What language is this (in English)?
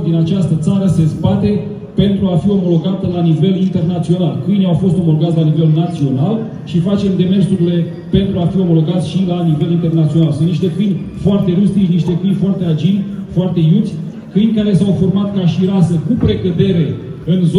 Romanian